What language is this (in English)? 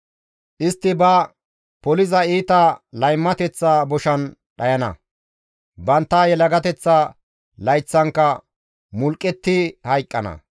Gamo